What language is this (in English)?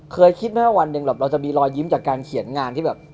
Thai